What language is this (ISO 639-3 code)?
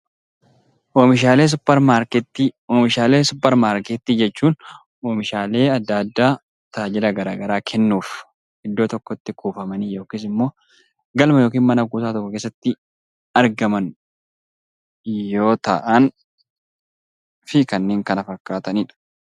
orm